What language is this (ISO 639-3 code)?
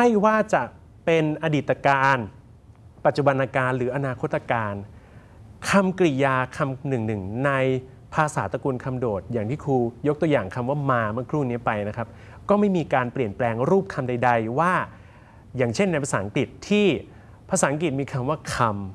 tha